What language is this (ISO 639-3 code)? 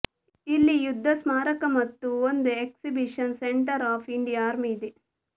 kan